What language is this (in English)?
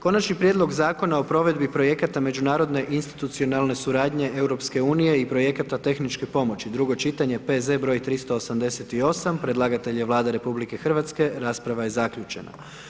Croatian